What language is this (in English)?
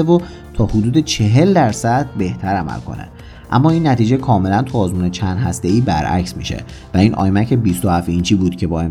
Persian